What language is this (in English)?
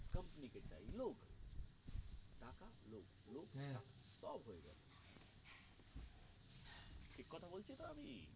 Bangla